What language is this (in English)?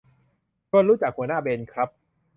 Thai